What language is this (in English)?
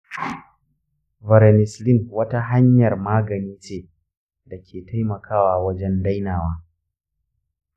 Hausa